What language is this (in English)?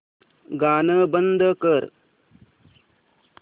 Marathi